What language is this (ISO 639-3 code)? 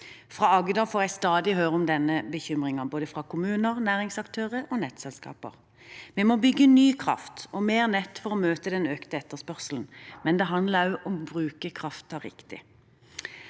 nor